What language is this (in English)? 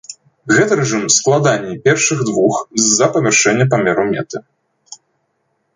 Belarusian